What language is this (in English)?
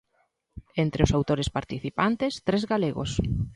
Galician